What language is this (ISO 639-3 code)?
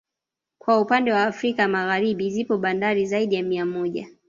swa